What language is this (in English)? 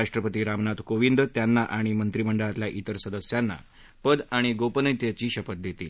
Marathi